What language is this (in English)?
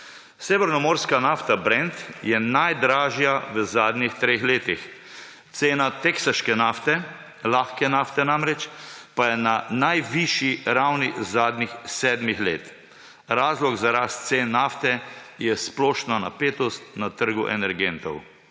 Slovenian